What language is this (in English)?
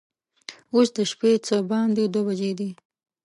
Pashto